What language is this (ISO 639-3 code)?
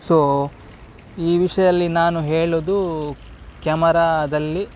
kan